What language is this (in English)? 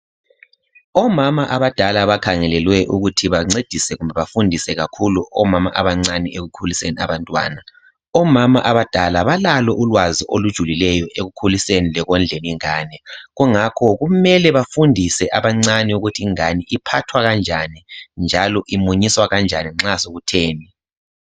North Ndebele